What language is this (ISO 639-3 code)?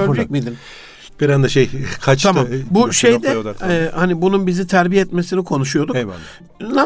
tur